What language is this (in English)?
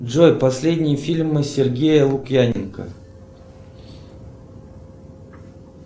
Russian